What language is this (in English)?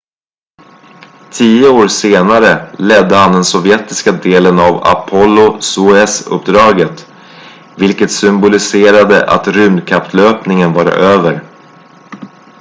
Swedish